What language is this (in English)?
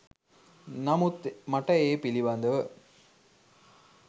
Sinhala